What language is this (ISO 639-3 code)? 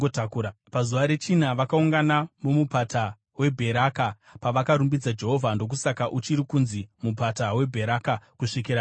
sna